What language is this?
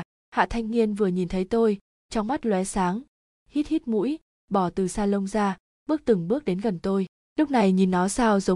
Vietnamese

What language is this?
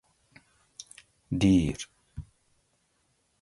Gawri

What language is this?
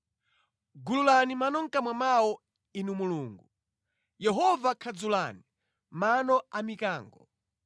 Nyanja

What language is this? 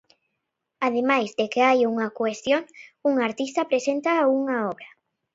Galician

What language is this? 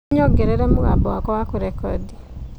Kikuyu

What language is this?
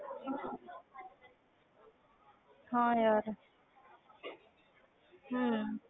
Punjabi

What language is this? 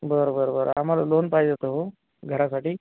Marathi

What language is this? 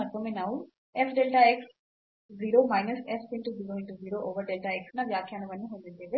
Kannada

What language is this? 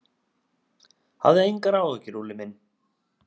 Icelandic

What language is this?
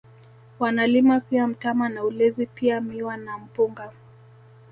Swahili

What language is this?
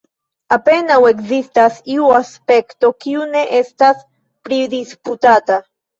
Esperanto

